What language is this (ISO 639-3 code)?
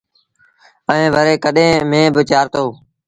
sbn